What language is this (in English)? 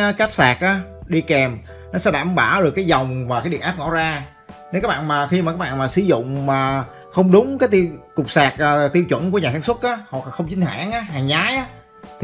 Vietnamese